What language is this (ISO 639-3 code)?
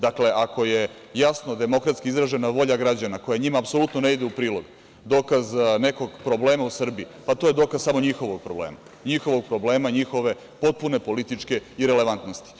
srp